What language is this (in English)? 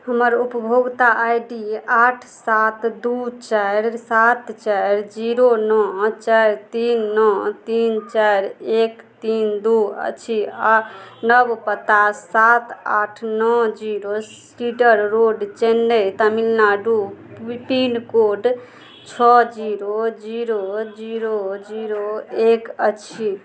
Maithili